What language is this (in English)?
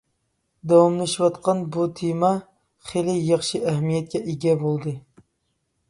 Uyghur